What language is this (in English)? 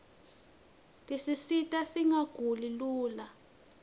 Swati